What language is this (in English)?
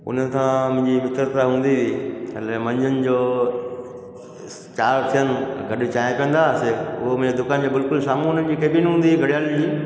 Sindhi